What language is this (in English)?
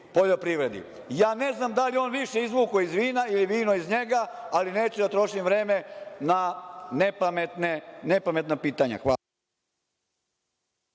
Serbian